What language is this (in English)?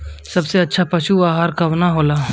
Bhojpuri